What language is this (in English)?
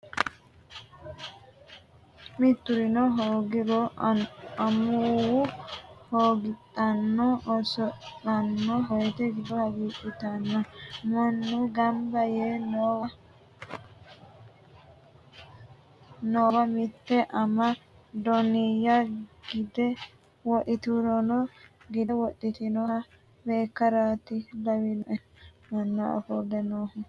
Sidamo